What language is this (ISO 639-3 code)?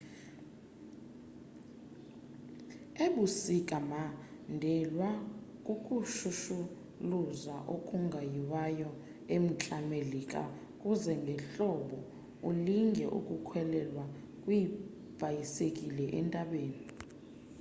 xho